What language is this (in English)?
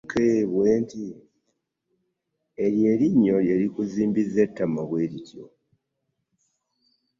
Ganda